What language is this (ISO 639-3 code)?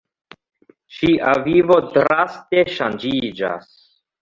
epo